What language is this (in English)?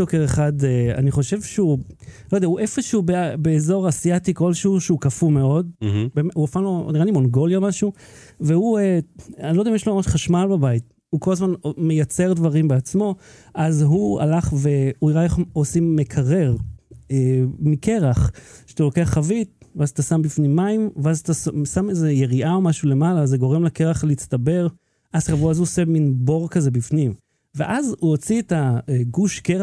Hebrew